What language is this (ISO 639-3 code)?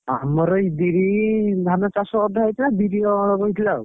ori